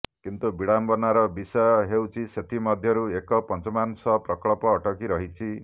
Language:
Odia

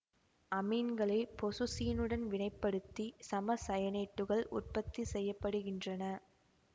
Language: Tamil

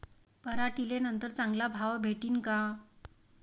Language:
Marathi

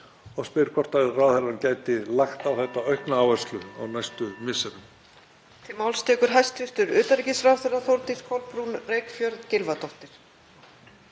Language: Icelandic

